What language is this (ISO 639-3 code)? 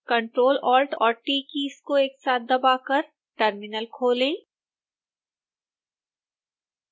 hin